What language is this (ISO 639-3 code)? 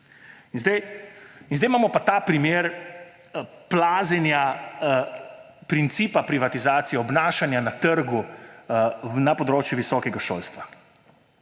slv